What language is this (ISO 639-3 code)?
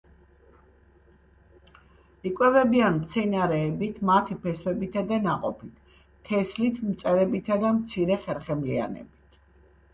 kat